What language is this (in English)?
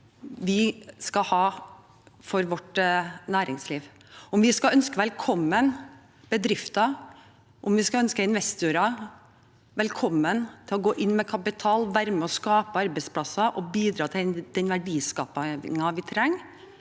Norwegian